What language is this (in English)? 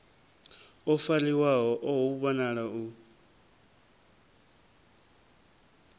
Venda